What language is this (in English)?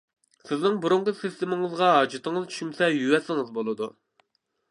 Uyghur